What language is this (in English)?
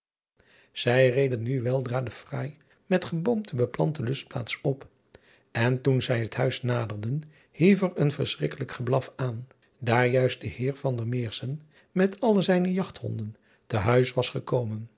Dutch